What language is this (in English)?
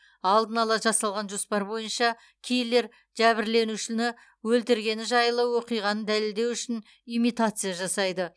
Kazakh